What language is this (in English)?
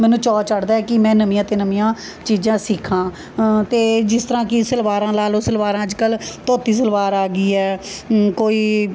Punjabi